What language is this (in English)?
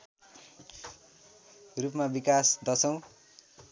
Nepali